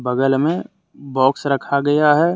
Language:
Hindi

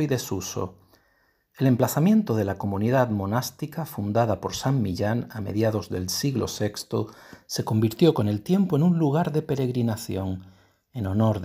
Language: Spanish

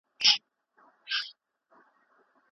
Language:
Pashto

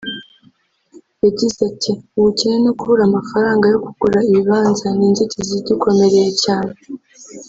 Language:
Kinyarwanda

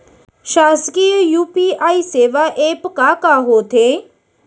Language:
Chhattisgarhi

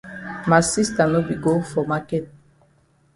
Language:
Cameroon Pidgin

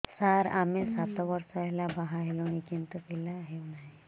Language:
Odia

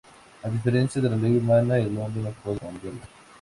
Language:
Spanish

